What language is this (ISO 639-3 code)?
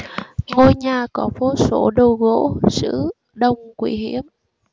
vie